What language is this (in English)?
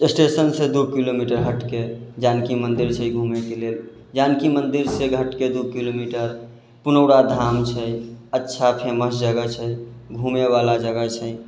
Maithili